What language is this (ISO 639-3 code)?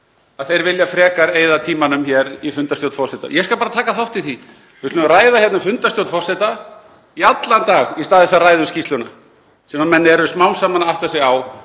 isl